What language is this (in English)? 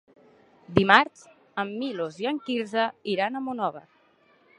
Catalan